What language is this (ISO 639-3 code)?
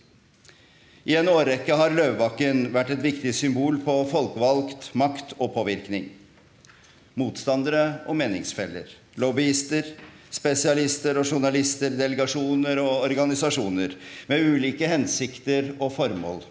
nor